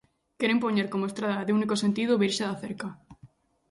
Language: Galician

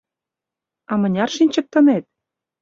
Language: Mari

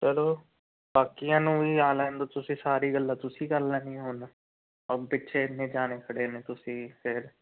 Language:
Punjabi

